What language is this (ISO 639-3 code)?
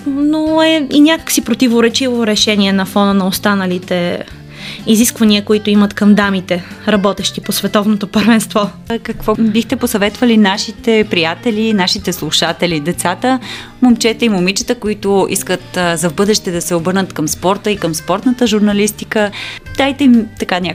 bul